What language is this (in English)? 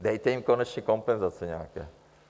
Czech